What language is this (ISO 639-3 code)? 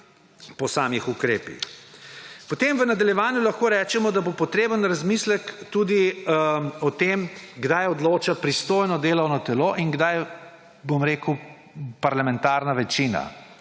slv